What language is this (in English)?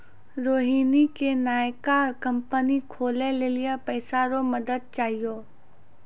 Maithili